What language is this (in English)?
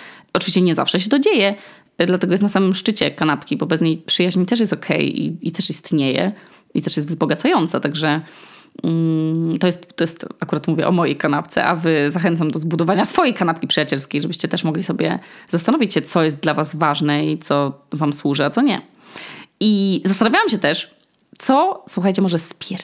Polish